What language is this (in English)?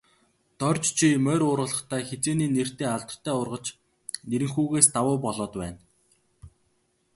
Mongolian